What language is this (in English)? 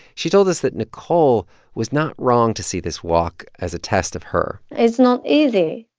English